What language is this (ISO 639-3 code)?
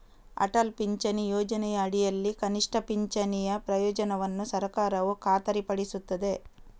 kan